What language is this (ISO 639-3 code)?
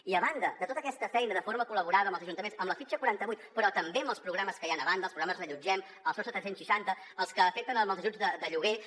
cat